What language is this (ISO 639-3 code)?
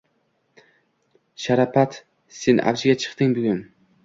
uzb